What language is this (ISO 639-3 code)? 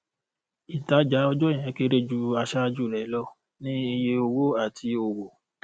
yor